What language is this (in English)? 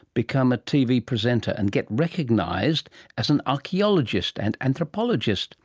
English